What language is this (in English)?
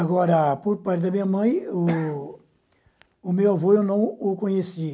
Portuguese